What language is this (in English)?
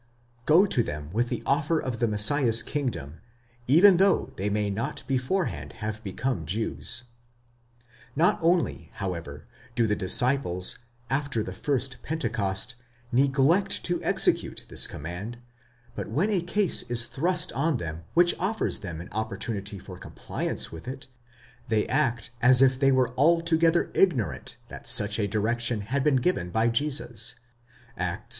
English